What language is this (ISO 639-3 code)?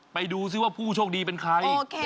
tha